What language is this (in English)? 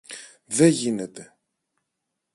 Greek